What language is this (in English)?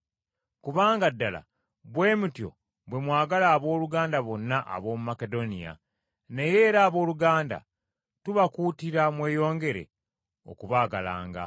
Ganda